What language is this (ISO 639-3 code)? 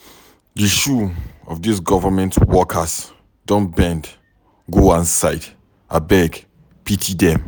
pcm